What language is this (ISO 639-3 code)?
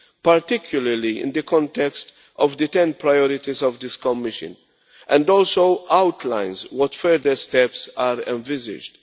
eng